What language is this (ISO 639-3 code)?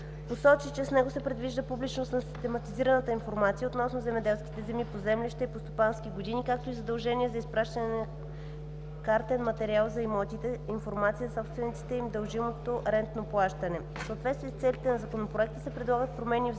bul